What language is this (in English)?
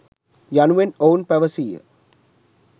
Sinhala